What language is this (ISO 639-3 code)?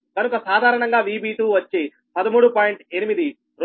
tel